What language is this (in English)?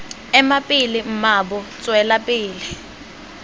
Tswana